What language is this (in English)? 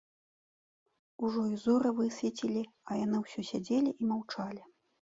Belarusian